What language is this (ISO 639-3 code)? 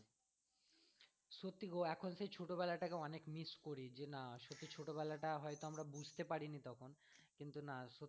ben